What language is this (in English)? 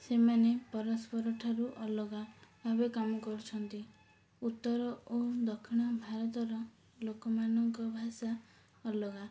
Odia